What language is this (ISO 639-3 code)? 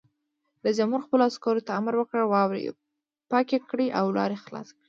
pus